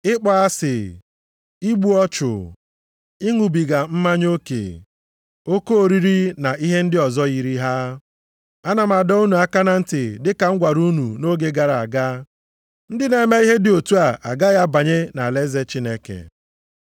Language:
Igbo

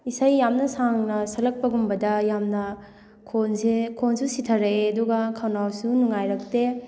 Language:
Manipuri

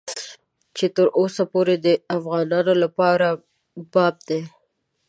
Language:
Pashto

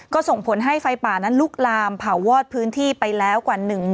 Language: Thai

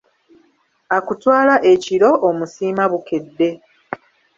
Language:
Ganda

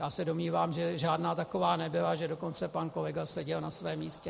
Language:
Czech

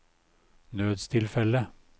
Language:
Norwegian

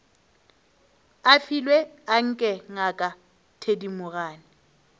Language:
Northern Sotho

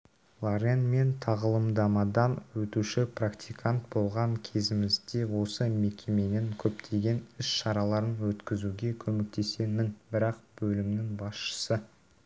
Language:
Kazakh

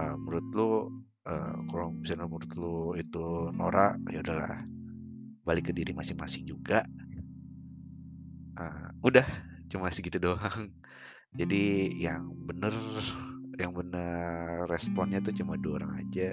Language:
Indonesian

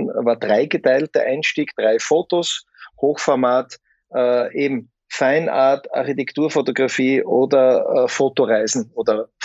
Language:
German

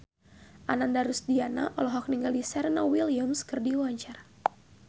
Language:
Sundanese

